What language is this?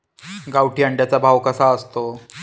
Marathi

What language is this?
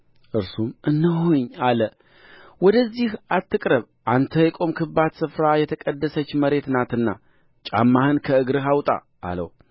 Amharic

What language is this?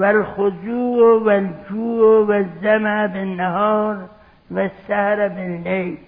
Persian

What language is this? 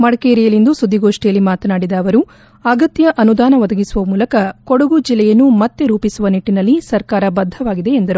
Kannada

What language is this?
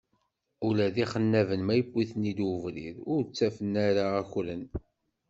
Kabyle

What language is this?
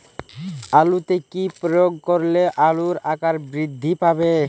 Bangla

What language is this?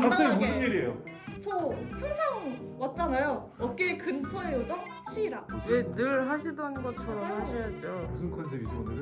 Korean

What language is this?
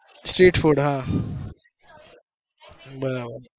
Gujarati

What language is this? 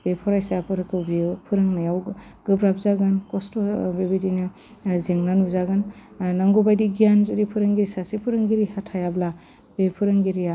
Bodo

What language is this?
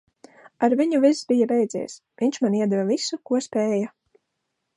Latvian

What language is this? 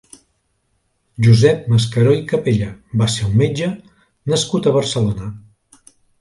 Catalan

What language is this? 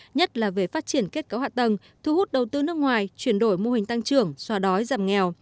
Vietnamese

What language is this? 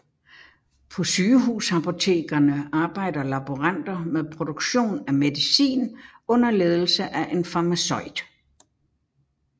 Danish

